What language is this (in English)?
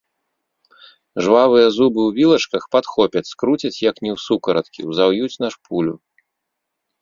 Belarusian